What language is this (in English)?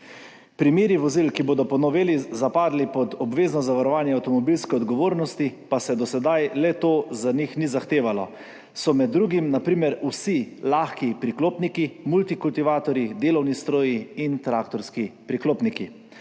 Slovenian